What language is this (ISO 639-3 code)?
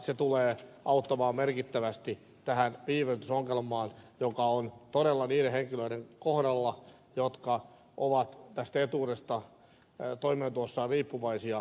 fin